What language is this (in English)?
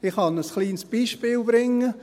Swiss German